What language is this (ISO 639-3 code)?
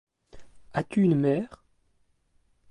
fra